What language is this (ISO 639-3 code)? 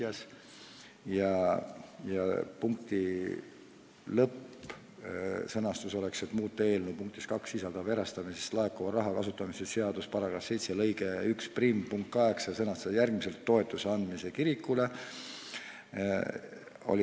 est